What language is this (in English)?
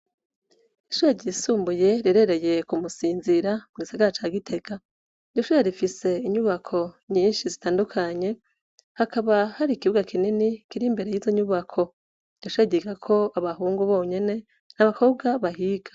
Rundi